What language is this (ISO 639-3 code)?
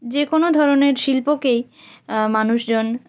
ben